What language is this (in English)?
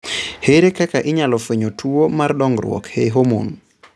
Luo (Kenya and Tanzania)